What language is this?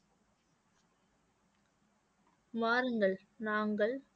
Tamil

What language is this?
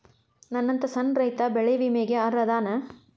Kannada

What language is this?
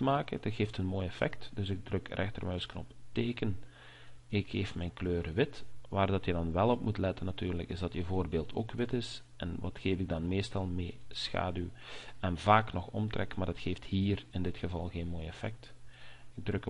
Dutch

